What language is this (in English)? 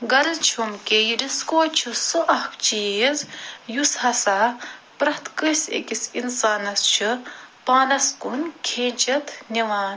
Kashmiri